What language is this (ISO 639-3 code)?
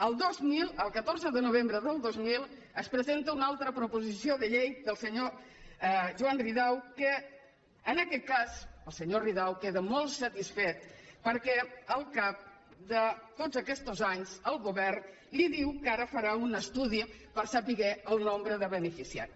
cat